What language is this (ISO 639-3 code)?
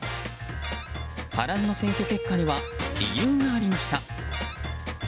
jpn